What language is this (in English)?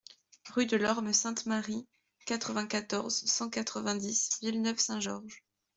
French